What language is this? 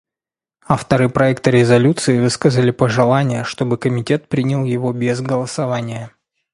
Russian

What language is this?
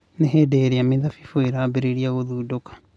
Kikuyu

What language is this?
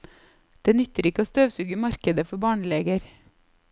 Norwegian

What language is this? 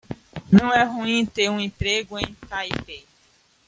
Portuguese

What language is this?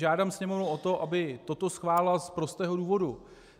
Czech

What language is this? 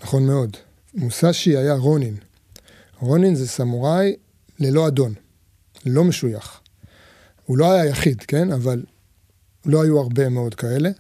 Hebrew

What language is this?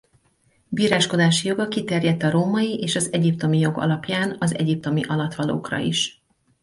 Hungarian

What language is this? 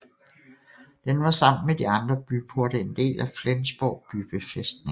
Danish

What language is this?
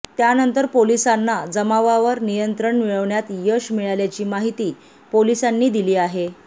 Marathi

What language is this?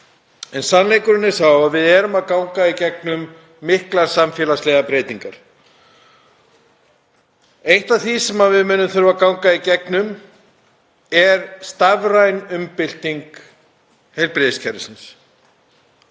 Icelandic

